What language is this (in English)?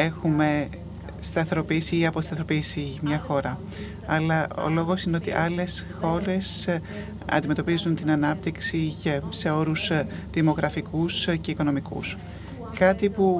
Greek